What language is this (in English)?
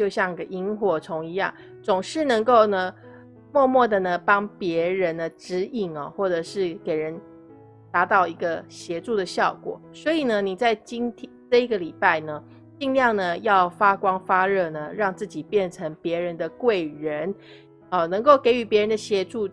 Chinese